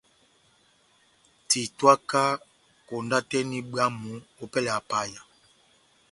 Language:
Batanga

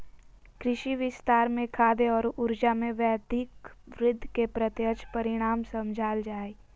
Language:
Magahi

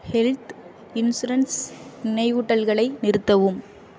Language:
Tamil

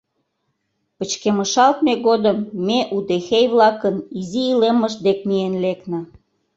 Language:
Mari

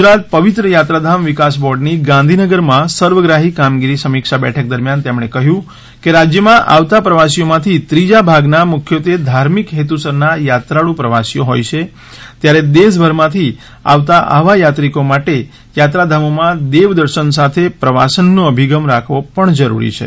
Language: Gujarati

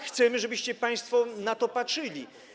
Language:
Polish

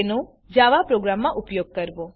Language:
Gujarati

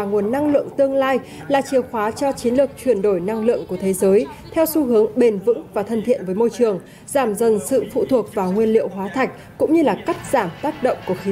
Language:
Vietnamese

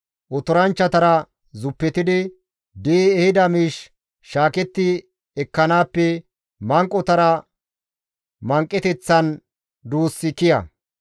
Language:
Gamo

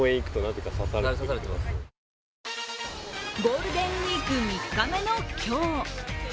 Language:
Japanese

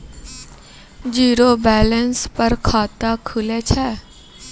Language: Maithili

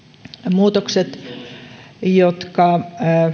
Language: Finnish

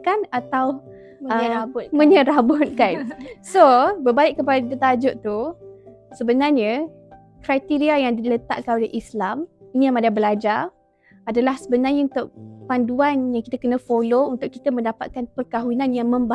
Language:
Malay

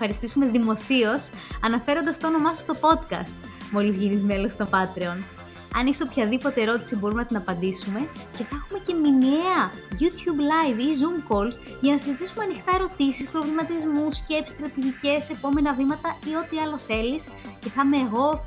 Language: Greek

